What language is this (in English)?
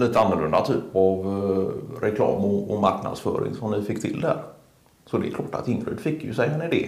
Swedish